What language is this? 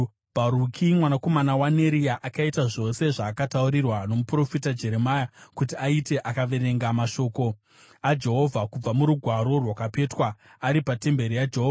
Shona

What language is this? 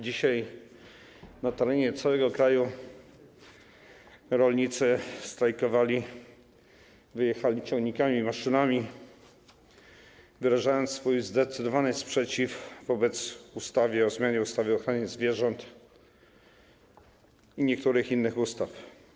Polish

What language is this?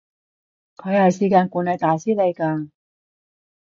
Cantonese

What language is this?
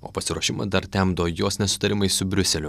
Lithuanian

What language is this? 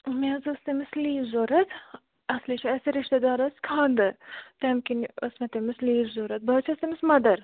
Kashmiri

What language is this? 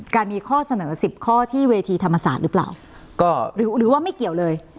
Thai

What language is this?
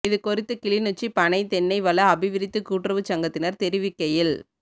Tamil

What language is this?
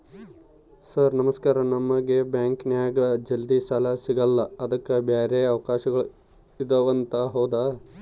Kannada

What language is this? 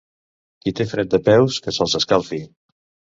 Catalan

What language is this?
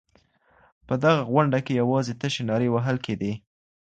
Pashto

